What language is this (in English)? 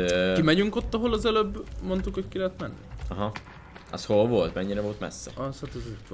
Hungarian